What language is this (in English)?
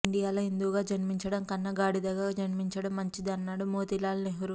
Telugu